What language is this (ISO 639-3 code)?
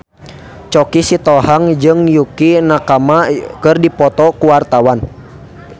sun